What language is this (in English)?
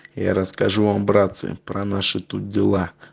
Russian